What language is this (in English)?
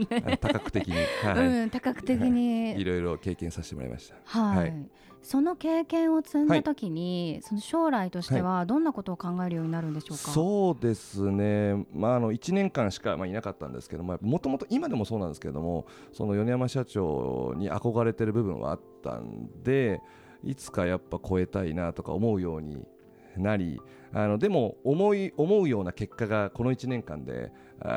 Japanese